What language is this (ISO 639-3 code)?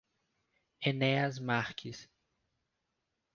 por